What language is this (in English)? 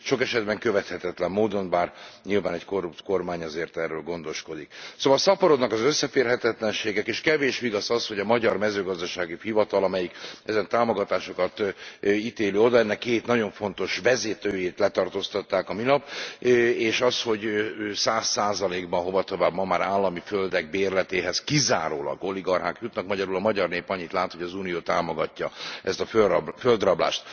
Hungarian